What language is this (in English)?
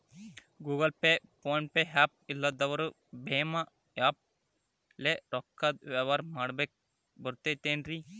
Kannada